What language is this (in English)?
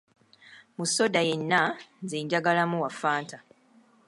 Ganda